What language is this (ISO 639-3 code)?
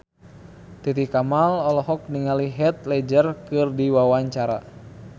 sun